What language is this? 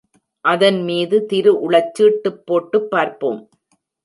Tamil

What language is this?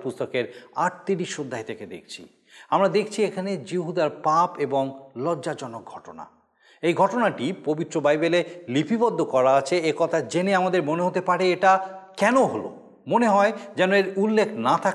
Bangla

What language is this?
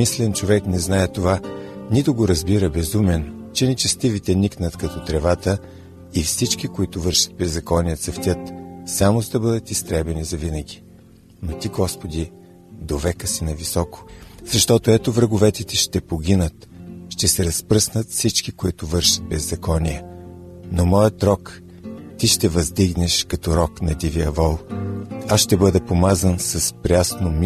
Bulgarian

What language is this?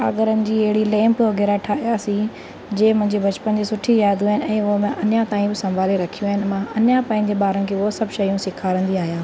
Sindhi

